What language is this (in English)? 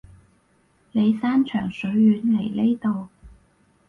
Cantonese